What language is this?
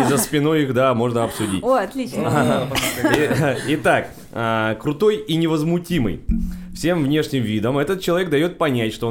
Russian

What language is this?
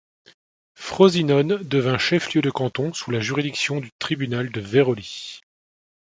French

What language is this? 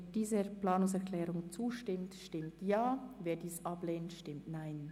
Swiss German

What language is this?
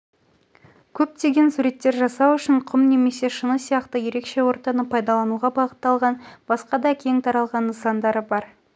Kazakh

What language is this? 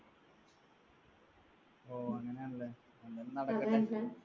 Malayalam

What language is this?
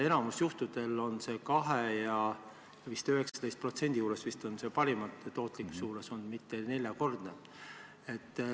Estonian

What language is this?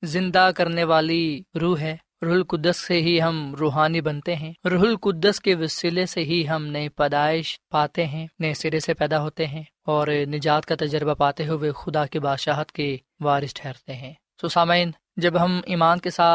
Urdu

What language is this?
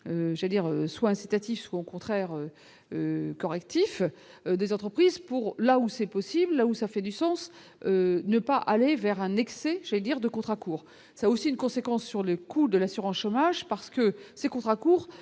French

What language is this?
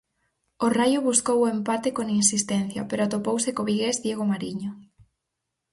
Galician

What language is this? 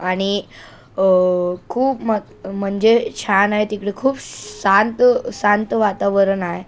Marathi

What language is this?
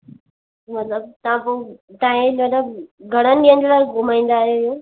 Sindhi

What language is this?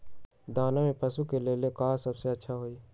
Magahi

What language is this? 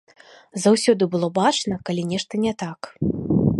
Belarusian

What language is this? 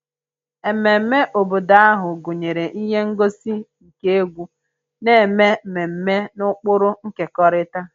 Igbo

